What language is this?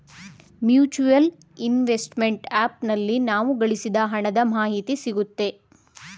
Kannada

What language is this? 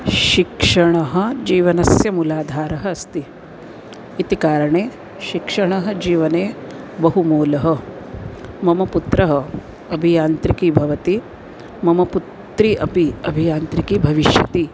Sanskrit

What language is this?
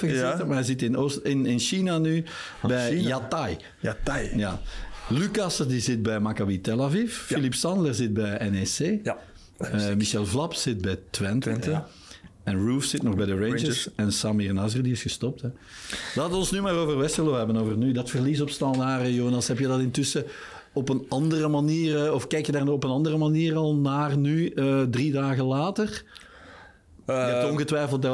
Dutch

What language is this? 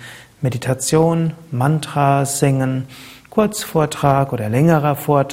German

